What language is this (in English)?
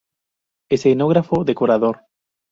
Spanish